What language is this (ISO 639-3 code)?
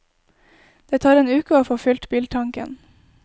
nor